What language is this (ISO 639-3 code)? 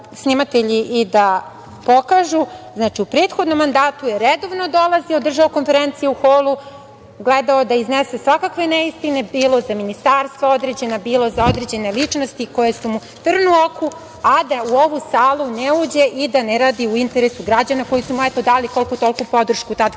srp